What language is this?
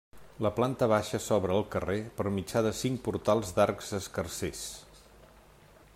Catalan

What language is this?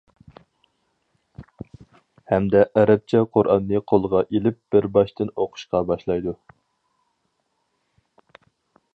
Uyghur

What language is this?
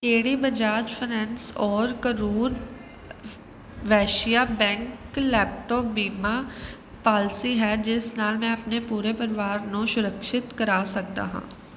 Punjabi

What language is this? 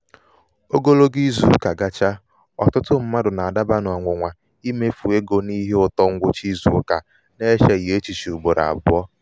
Igbo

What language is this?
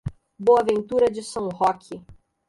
Portuguese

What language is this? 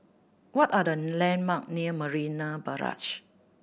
English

